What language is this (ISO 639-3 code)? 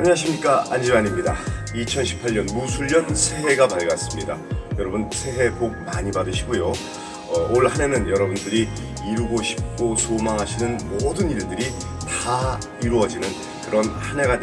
kor